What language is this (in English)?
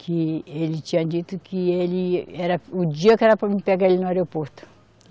Portuguese